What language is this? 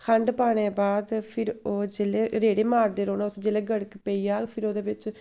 Dogri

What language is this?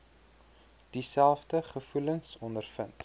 Afrikaans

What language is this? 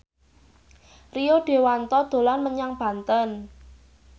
Javanese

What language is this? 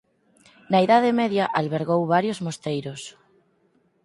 Galician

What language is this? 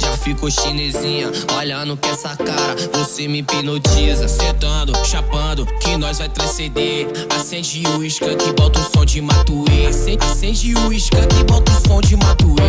Spanish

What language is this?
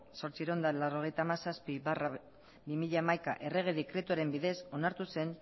Basque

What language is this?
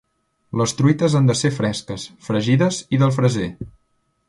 Catalan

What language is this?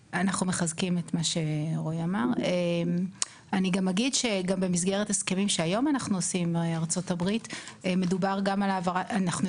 Hebrew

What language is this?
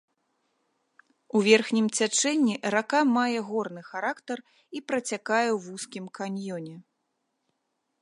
Belarusian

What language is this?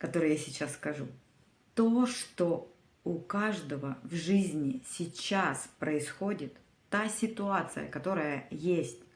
Russian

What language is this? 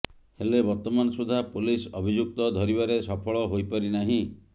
Odia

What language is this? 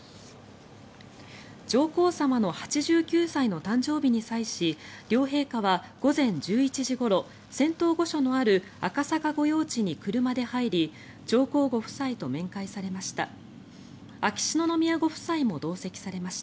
Japanese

